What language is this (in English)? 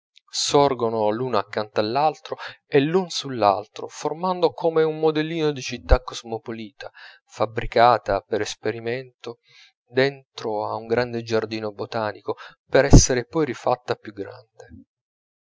Italian